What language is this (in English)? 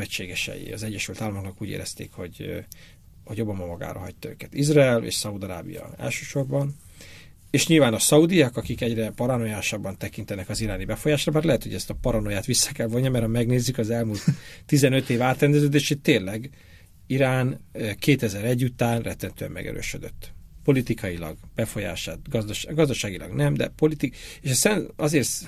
Hungarian